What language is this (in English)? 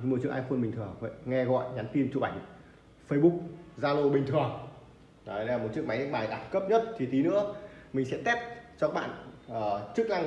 Vietnamese